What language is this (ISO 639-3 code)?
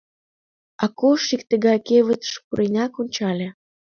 chm